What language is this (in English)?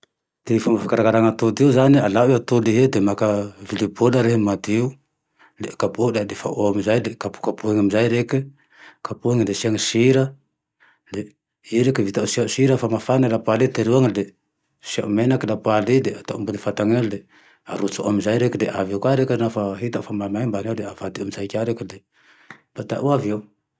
Tandroy-Mahafaly Malagasy